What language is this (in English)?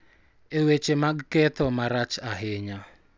Luo (Kenya and Tanzania)